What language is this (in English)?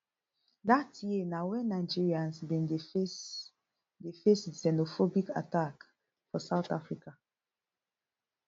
Nigerian Pidgin